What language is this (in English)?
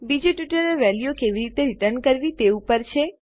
Gujarati